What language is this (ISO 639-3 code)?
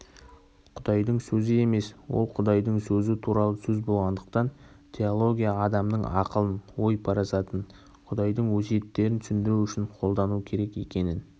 kaz